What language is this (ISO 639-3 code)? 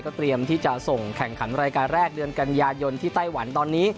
tha